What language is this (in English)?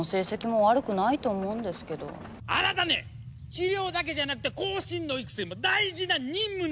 Japanese